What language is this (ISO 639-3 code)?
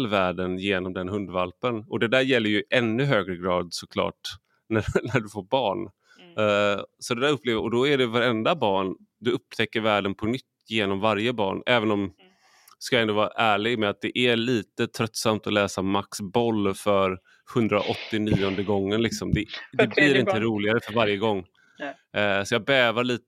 swe